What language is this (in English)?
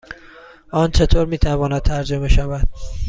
Persian